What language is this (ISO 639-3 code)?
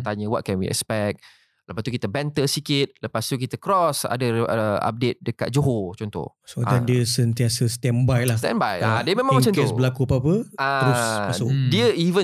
msa